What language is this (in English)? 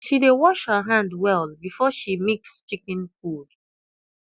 Nigerian Pidgin